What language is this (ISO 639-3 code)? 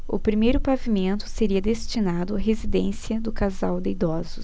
por